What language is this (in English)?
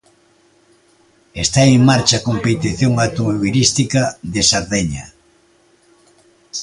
Galician